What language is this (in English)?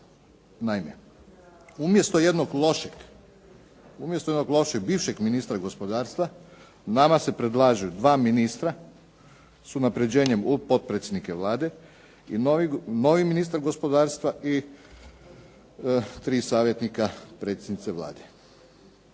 Croatian